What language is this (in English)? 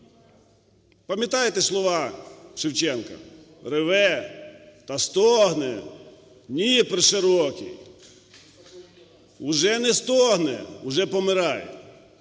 Ukrainian